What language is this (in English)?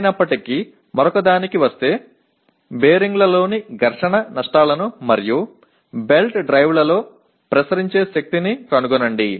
Telugu